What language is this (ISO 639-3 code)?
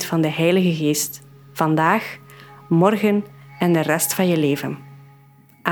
nld